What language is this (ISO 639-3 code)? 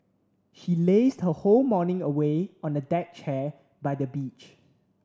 eng